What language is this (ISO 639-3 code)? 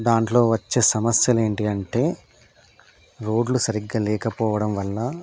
tel